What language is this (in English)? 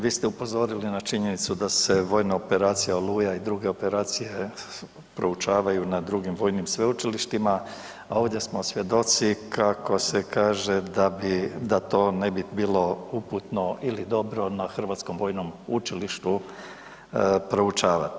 Croatian